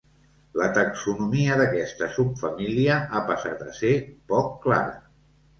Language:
Catalan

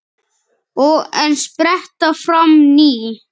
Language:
Icelandic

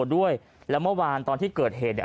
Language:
Thai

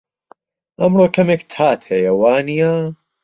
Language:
Central Kurdish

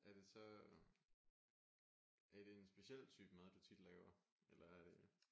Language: Danish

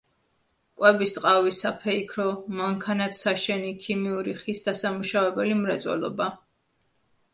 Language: Georgian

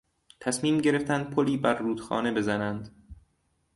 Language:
Persian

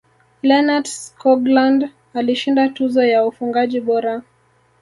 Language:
Swahili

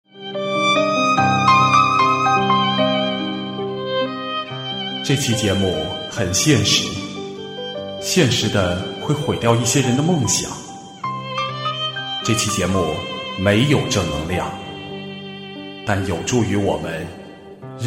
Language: Chinese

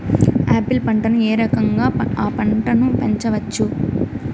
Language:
Telugu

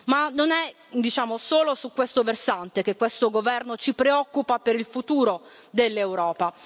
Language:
Italian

